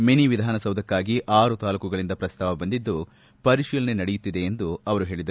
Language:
Kannada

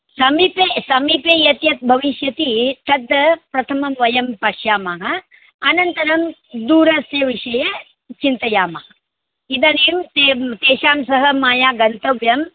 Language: Sanskrit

